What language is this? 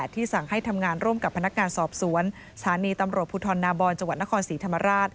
Thai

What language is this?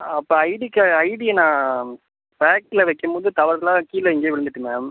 Tamil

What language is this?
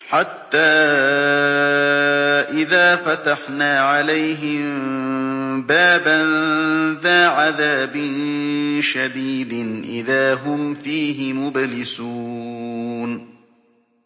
Arabic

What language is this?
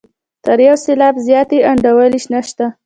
Pashto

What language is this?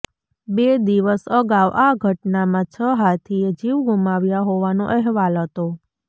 Gujarati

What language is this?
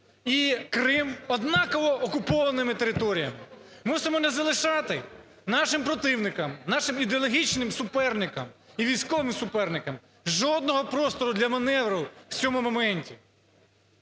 Ukrainian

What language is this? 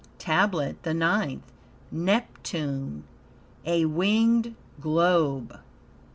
English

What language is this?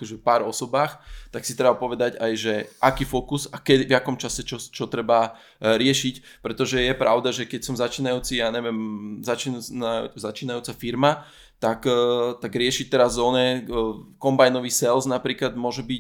Slovak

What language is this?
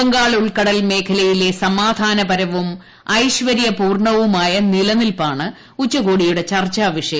Malayalam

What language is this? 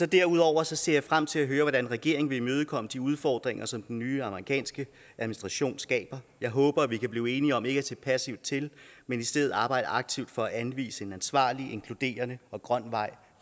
Danish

